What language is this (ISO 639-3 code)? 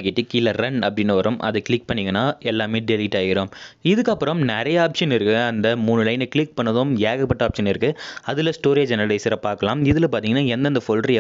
ind